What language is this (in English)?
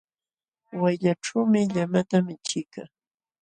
Jauja Wanca Quechua